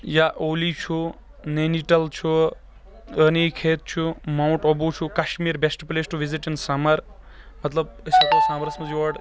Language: Kashmiri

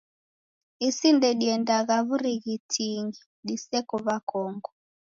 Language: Taita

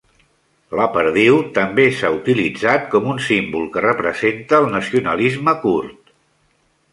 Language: Catalan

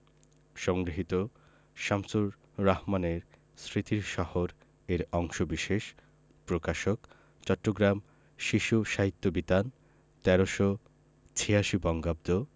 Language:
Bangla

